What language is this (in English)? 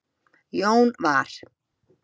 Icelandic